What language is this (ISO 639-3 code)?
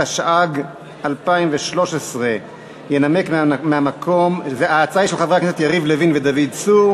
heb